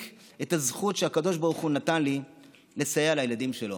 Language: Hebrew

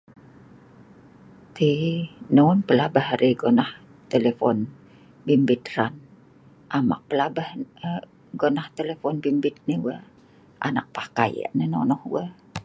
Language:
Sa'ban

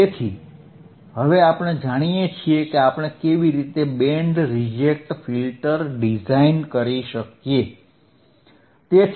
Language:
Gujarati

